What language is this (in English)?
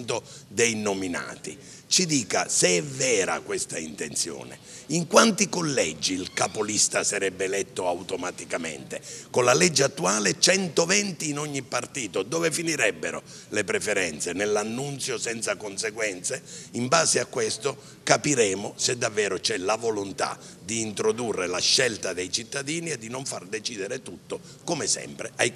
Italian